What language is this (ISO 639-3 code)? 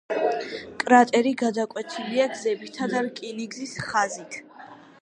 kat